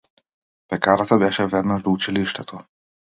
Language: Macedonian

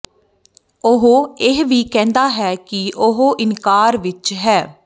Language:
Punjabi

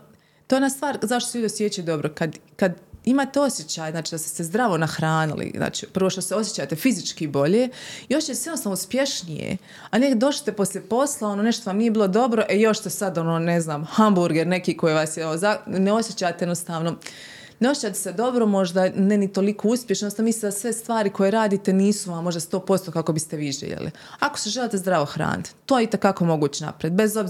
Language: Croatian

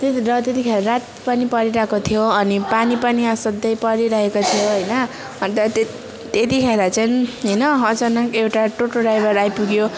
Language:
Nepali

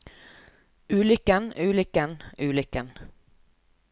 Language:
Norwegian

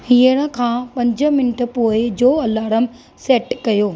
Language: Sindhi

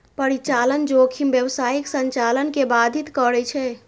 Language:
Maithili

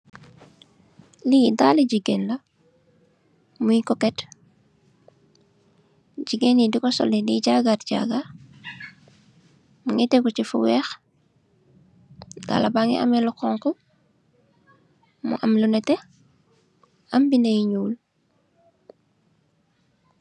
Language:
Wolof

